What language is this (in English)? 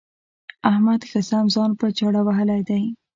Pashto